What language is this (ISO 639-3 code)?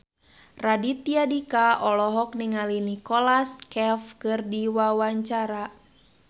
sun